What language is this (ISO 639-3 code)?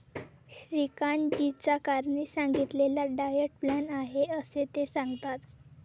mar